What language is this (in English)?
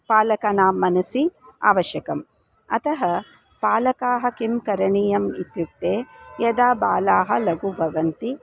Sanskrit